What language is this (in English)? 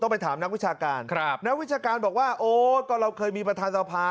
Thai